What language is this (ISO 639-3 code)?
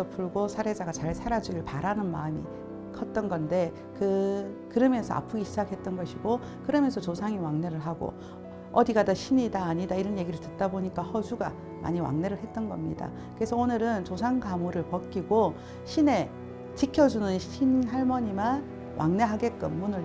kor